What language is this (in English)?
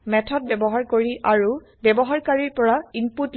Assamese